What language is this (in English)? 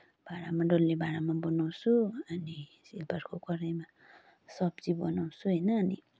Nepali